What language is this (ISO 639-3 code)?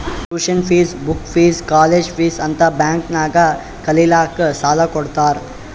kan